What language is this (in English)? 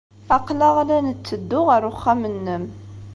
Kabyle